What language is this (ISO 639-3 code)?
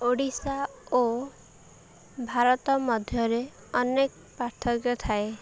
ori